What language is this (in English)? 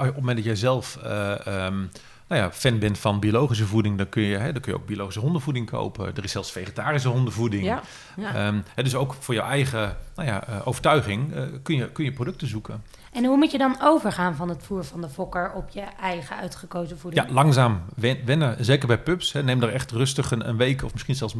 Dutch